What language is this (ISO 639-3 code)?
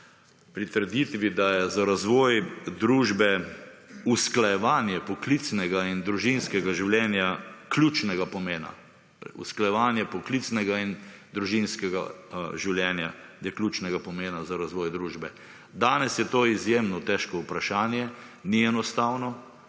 slv